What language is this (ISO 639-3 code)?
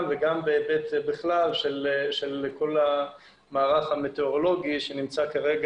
heb